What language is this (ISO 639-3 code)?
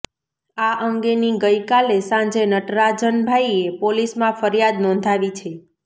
guj